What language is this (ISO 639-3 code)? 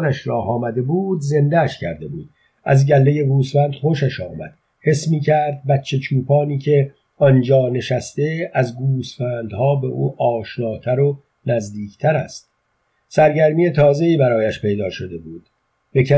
fas